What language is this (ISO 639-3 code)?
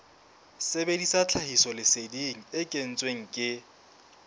sot